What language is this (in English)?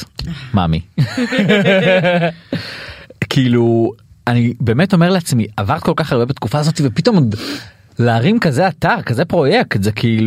Hebrew